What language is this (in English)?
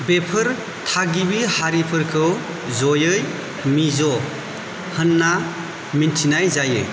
Bodo